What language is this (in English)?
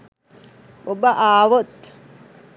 Sinhala